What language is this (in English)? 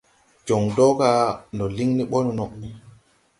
Tupuri